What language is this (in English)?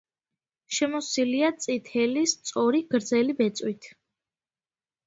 Georgian